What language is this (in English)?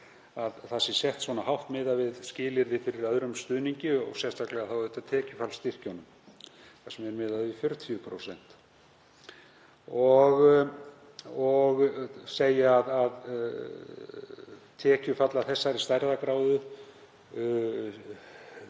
Icelandic